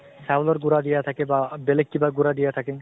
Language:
Assamese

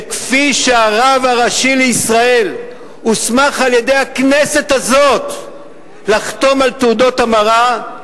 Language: Hebrew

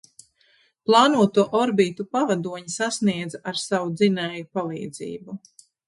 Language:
Latvian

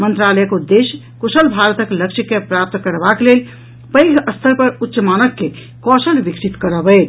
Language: Maithili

